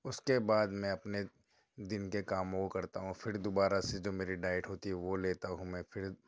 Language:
Urdu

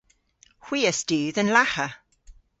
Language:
Cornish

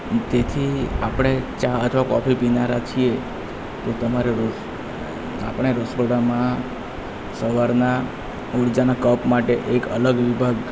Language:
Gujarati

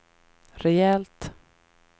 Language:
Swedish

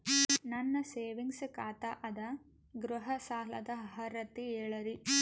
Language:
Kannada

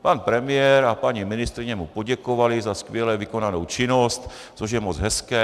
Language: Czech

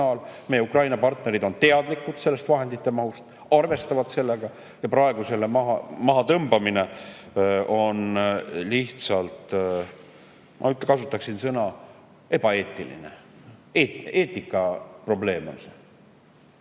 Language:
Estonian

